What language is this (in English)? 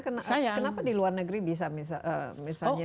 Indonesian